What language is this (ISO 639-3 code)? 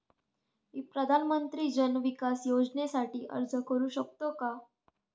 mar